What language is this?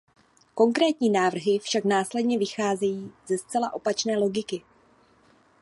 Czech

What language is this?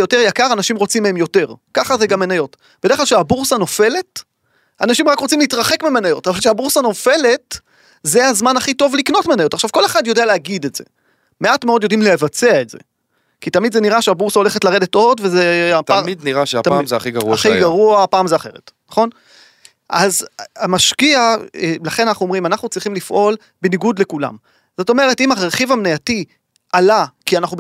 Hebrew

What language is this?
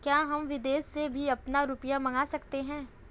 Hindi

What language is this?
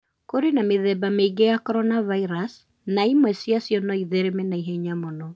Kikuyu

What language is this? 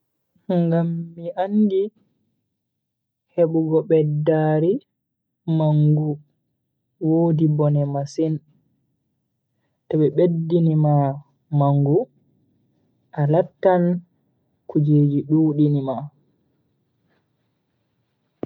Bagirmi Fulfulde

